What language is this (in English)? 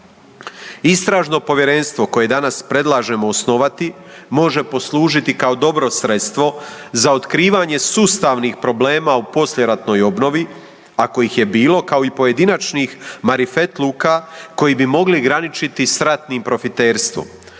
Croatian